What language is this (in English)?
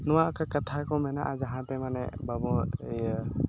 Santali